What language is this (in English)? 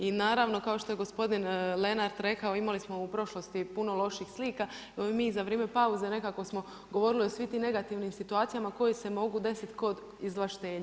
Croatian